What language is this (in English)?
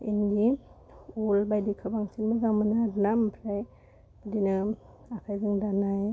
Bodo